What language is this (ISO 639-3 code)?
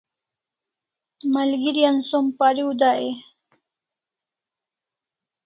kls